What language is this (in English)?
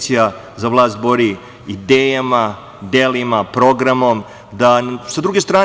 Serbian